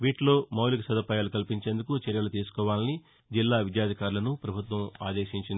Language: Telugu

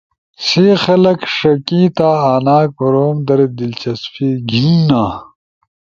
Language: Ushojo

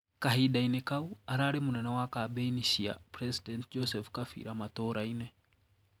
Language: Kikuyu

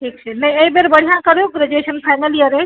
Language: Maithili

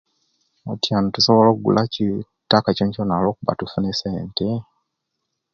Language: Kenyi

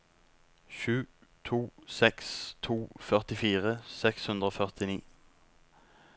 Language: Norwegian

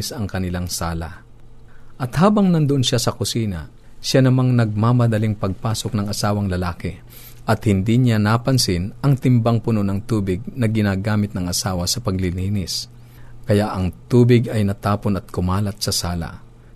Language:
Filipino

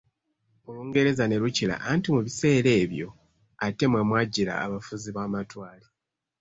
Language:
Ganda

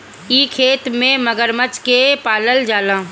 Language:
Bhojpuri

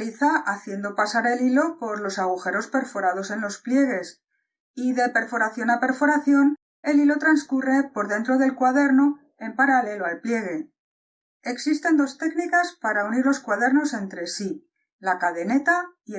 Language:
Spanish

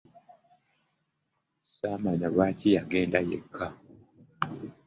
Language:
Ganda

